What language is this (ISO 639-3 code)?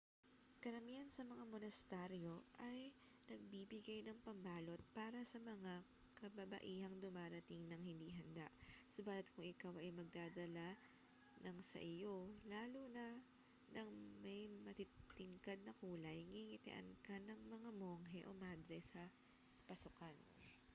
fil